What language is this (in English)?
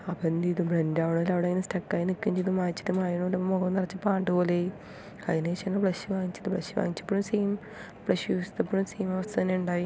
Malayalam